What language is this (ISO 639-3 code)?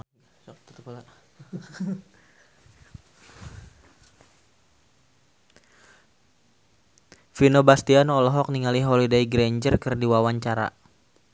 sun